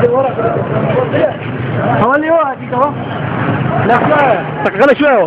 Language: Arabic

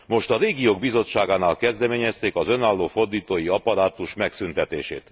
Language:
Hungarian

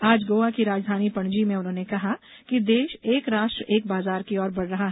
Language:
Hindi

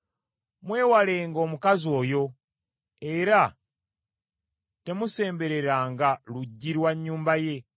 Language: Ganda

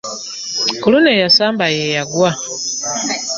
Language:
Ganda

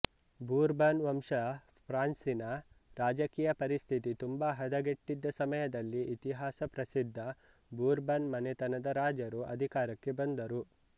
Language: Kannada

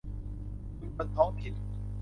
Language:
Thai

